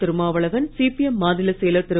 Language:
Tamil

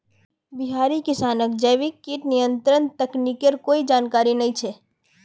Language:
Magahi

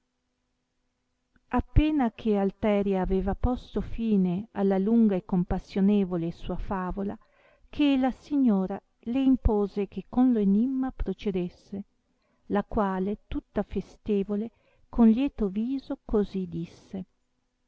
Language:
Italian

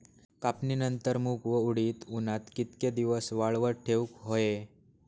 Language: Marathi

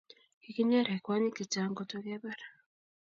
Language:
Kalenjin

